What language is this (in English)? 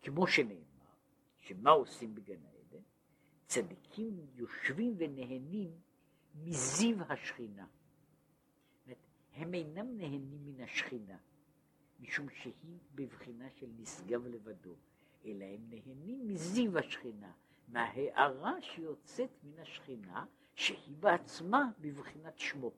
Hebrew